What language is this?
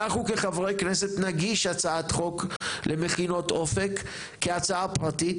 Hebrew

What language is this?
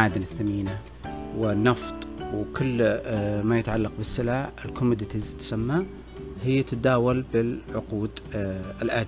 Arabic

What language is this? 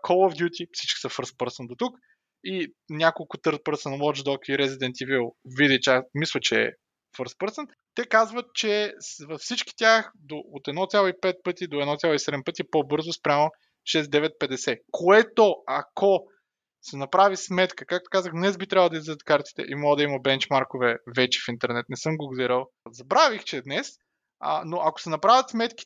Bulgarian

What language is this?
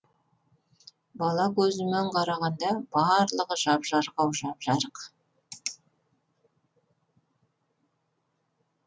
Kazakh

